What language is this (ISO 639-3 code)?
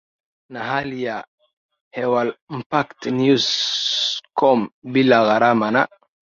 swa